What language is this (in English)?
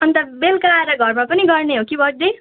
Nepali